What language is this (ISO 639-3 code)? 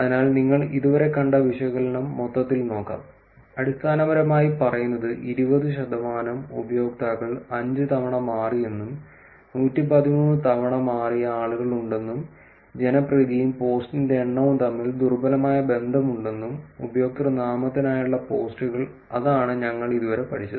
mal